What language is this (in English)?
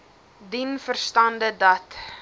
Afrikaans